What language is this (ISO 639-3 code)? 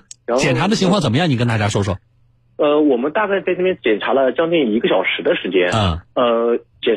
zho